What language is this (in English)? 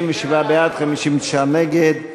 Hebrew